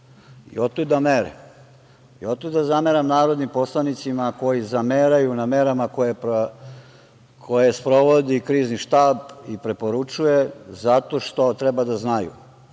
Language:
Serbian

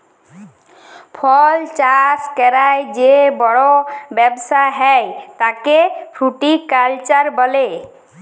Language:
Bangla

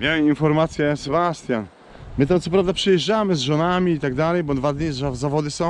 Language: Polish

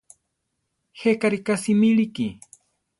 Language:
Central Tarahumara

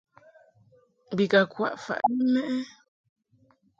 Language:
Mungaka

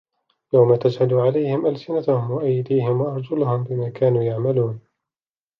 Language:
Arabic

